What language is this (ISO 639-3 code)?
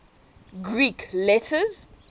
eng